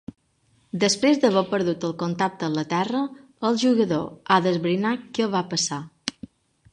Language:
Catalan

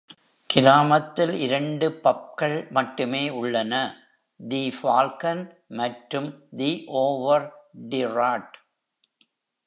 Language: Tamil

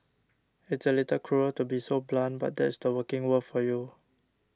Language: English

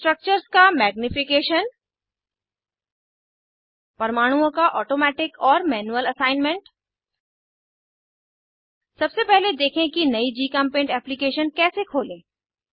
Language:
Hindi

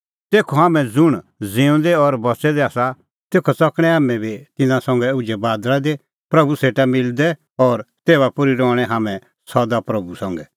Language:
Kullu Pahari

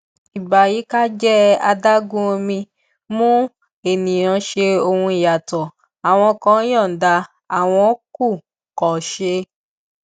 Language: Yoruba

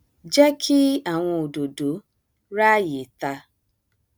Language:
Yoruba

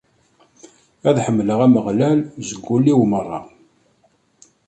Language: Kabyle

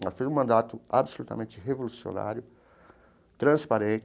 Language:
Portuguese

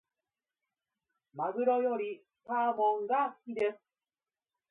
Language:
Japanese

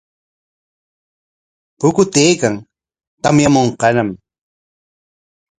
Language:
Corongo Ancash Quechua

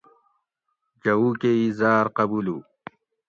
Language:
Gawri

